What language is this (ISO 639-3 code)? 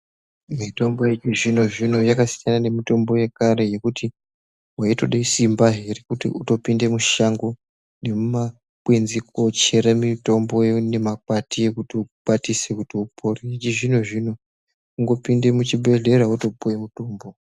ndc